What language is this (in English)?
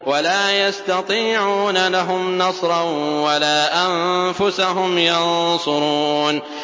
Arabic